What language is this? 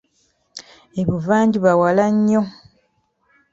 Ganda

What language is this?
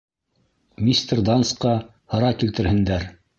Bashkir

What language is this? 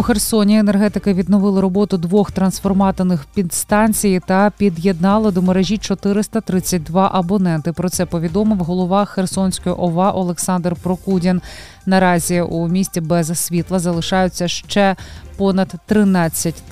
Ukrainian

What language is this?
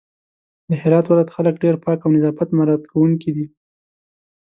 Pashto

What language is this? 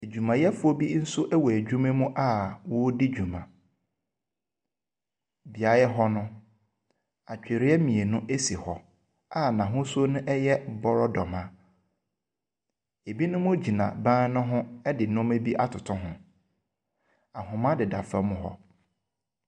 Akan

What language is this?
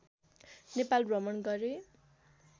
Nepali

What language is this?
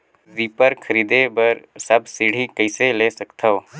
Chhattisgarhi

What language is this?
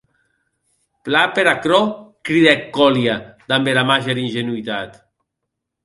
Occitan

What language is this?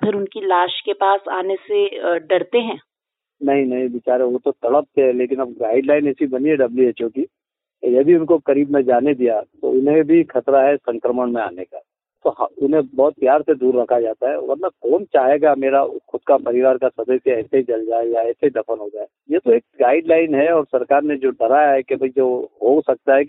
Hindi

